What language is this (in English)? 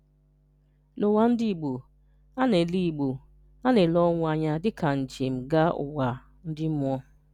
Igbo